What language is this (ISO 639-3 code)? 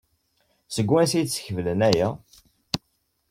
kab